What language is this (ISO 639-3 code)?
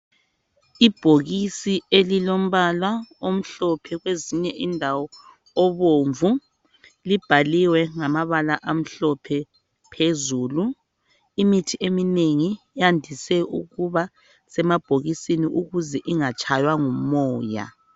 nde